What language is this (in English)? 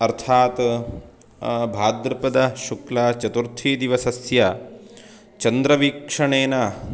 Sanskrit